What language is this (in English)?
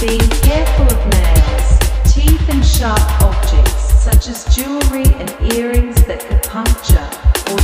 English